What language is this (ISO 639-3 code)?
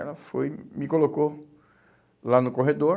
por